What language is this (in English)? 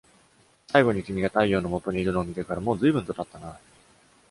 Japanese